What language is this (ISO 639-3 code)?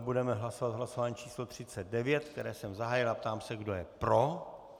ces